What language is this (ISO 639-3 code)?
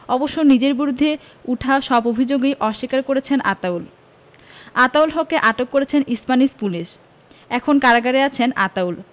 ben